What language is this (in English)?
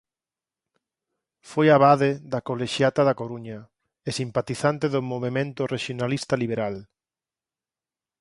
Galician